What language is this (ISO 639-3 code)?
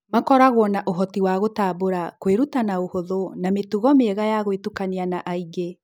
kik